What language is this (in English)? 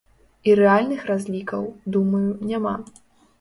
Belarusian